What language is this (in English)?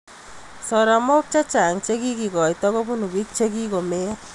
Kalenjin